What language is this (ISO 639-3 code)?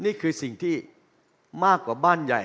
tha